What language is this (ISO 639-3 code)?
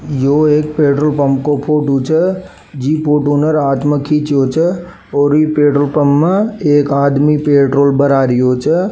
raj